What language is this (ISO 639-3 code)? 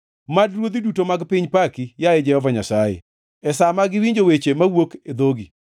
luo